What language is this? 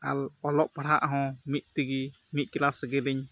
Santali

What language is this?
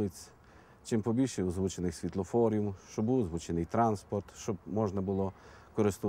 Ukrainian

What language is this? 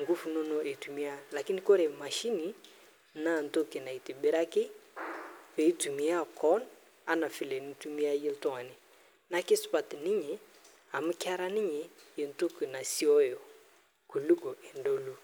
Masai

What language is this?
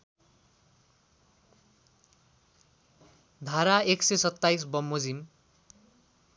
Nepali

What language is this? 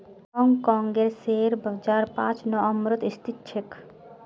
Magahi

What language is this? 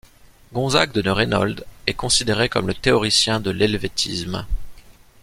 French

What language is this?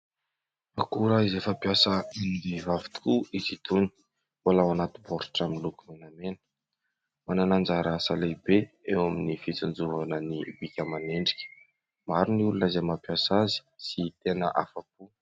Malagasy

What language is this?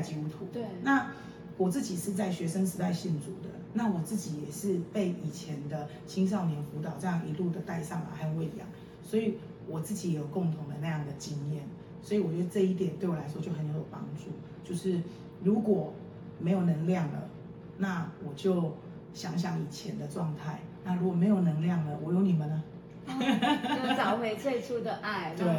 Chinese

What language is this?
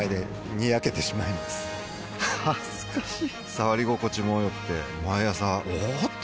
Japanese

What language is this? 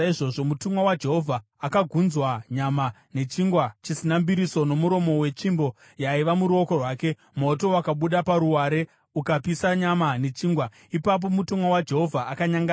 Shona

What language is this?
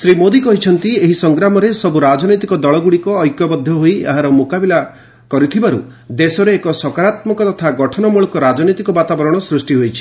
Odia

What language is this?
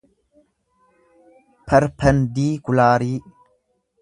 Oromo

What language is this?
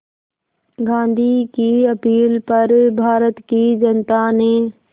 Hindi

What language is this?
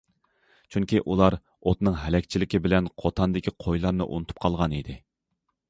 Uyghur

